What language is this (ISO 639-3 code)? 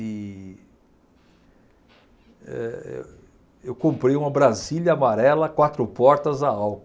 por